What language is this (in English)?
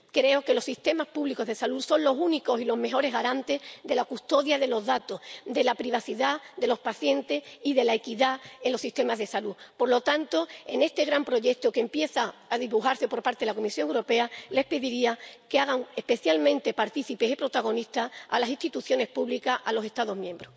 Spanish